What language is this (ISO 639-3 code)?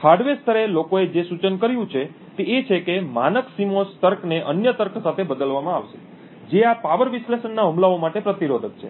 guj